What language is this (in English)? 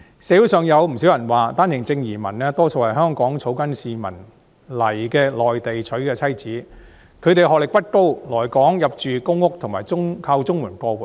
Cantonese